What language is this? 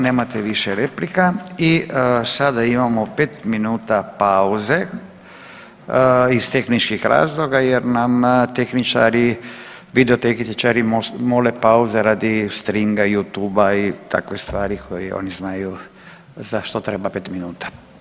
Croatian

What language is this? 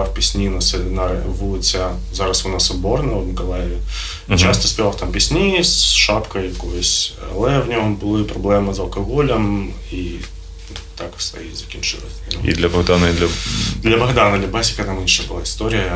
Ukrainian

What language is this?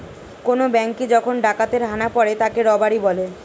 Bangla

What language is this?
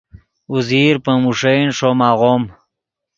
Yidgha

